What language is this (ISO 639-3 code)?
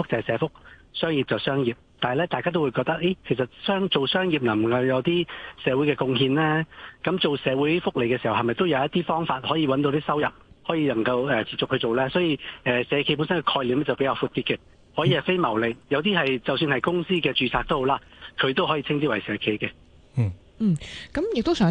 zho